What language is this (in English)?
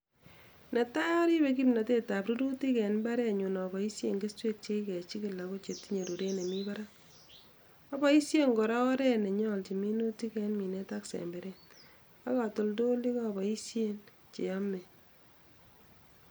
Kalenjin